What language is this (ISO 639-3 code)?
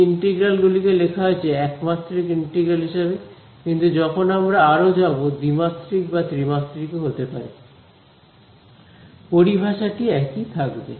ben